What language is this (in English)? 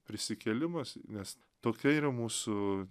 Lithuanian